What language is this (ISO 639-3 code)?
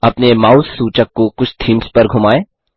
hin